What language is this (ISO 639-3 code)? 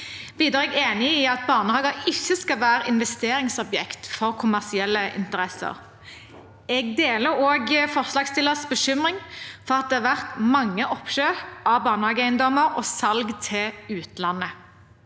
nor